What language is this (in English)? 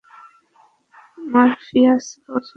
Bangla